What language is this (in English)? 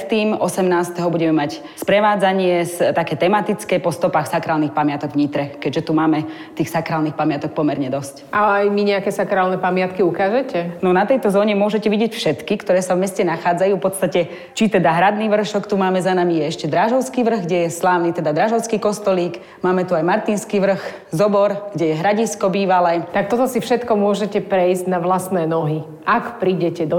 Slovak